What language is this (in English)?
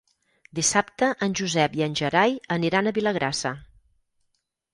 Catalan